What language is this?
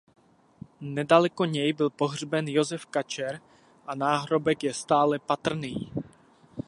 Czech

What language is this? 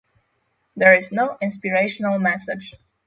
English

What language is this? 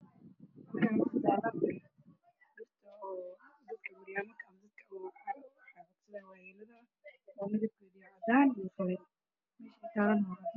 Somali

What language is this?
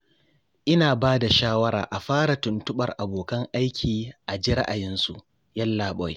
Hausa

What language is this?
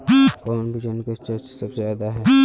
Magahi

